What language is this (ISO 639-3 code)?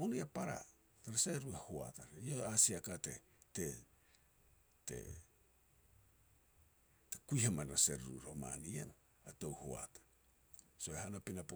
pex